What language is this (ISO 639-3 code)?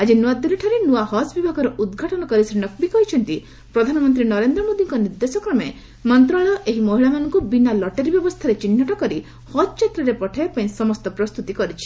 ori